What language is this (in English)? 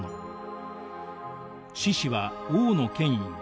Japanese